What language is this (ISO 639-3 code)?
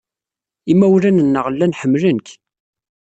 kab